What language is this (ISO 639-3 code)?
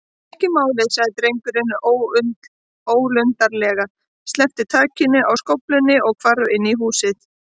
isl